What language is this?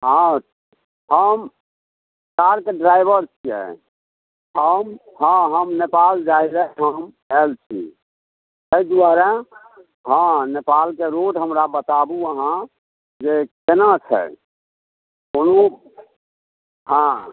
Maithili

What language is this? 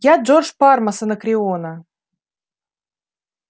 Russian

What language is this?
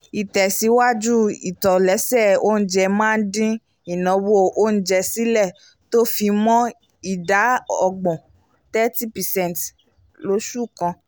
Yoruba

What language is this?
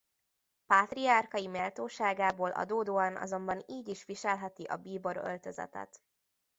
Hungarian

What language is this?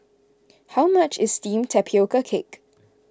English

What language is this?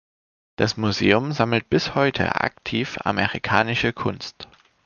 German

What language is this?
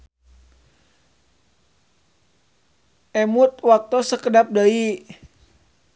Sundanese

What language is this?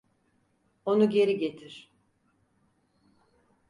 Turkish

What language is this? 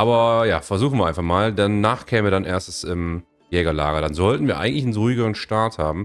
German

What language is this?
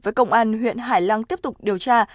Vietnamese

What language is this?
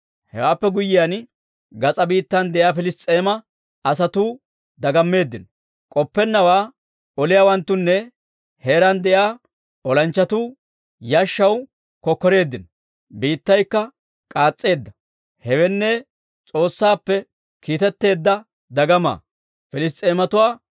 Dawro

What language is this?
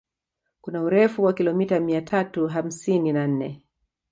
Swahili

